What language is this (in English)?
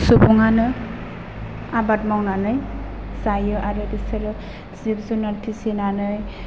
Bodo